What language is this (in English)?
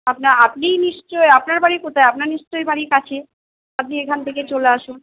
Bangla